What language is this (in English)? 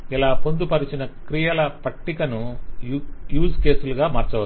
Telugu